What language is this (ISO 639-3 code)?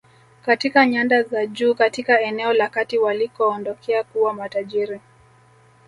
swa